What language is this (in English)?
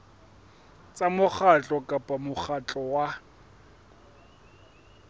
Southern Sotho